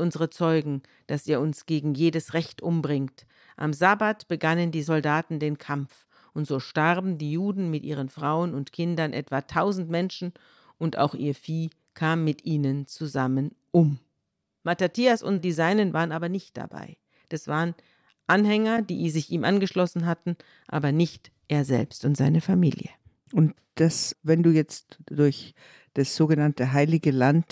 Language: German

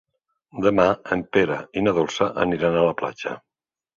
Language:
Catalan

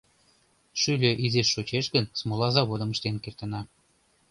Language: Mari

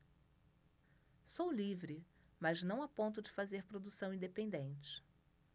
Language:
Portuguese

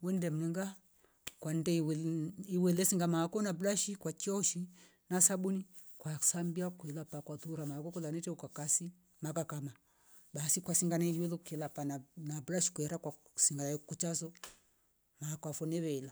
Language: Rombo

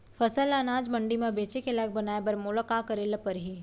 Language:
Chhattisgarhi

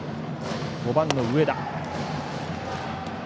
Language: Japanese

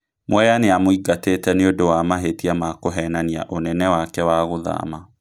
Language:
Kikuyu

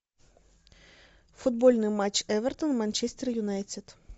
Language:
Russian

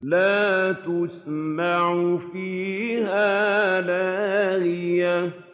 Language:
Arabic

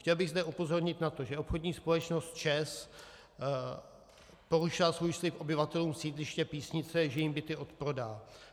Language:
Czech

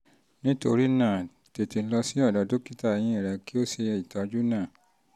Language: Yoruba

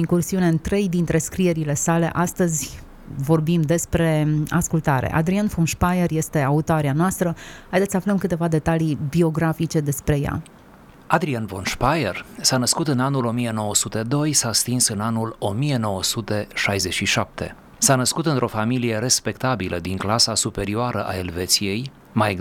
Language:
Romanian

